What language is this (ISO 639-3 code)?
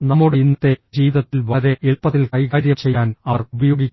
mal